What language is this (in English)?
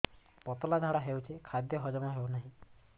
Odia